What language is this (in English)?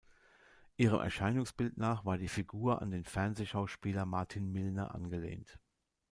German